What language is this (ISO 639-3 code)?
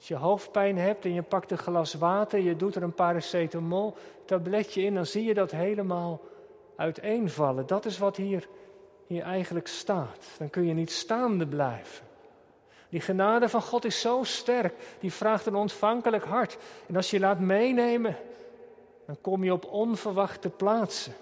nld